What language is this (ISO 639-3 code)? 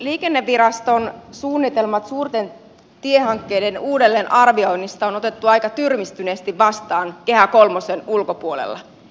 fin